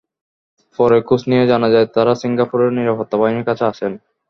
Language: Bangla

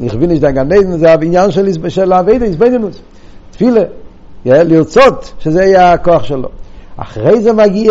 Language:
Hebrew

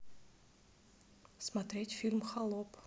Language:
Russian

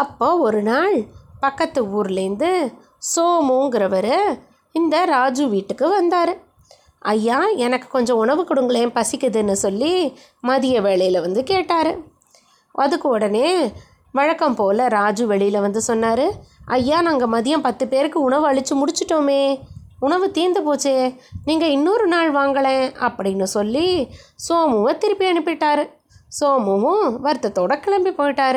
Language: Tamil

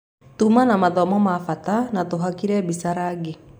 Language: Kikuyu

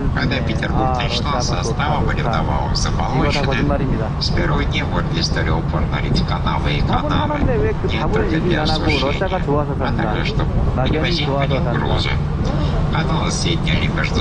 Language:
Korean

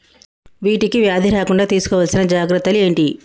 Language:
Telugu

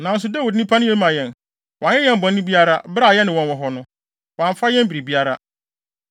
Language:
Akan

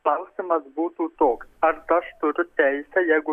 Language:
Lithuanian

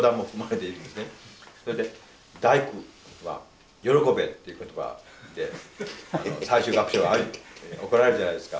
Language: Japanese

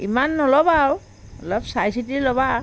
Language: Assamese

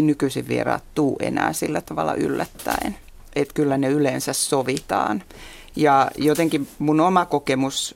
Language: Finnish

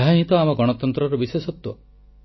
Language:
Odia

